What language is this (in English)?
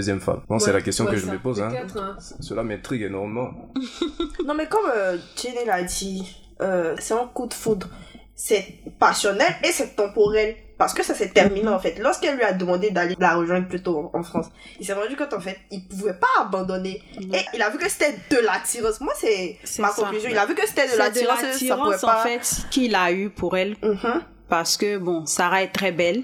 French